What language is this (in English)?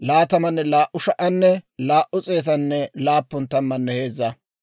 Dawro